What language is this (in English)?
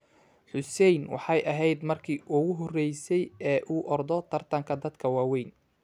Somali